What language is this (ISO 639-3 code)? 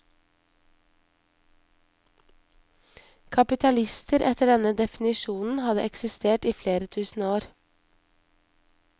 nor